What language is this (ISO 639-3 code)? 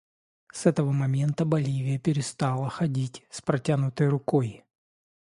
rus